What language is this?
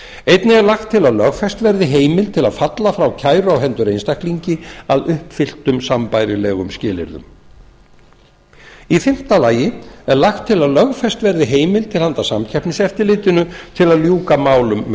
Icelandic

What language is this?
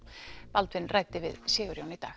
Icelandic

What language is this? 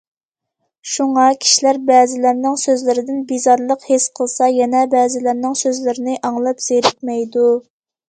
Uyghur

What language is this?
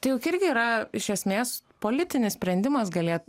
Lithuanian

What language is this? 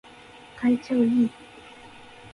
Japanese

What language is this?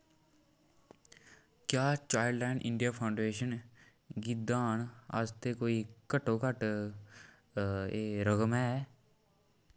Dogri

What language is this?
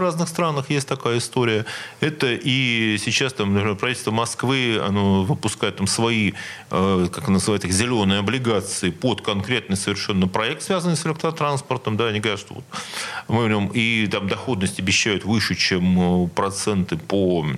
Russian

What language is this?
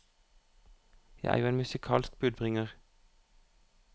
Norwegian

